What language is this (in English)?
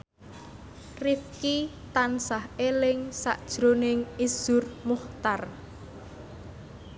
Javanese